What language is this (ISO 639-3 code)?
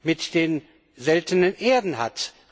deu